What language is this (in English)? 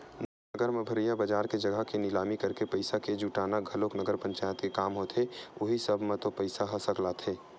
Chhattisgarhi